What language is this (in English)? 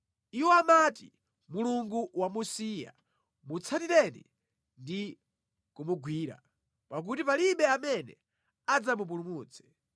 Nyanja